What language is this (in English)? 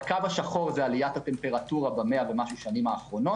Hebrew